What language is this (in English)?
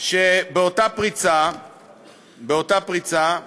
Hebrew